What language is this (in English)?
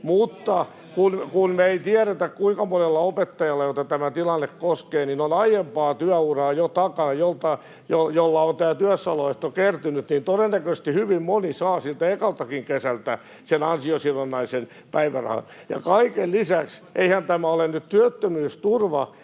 Finnish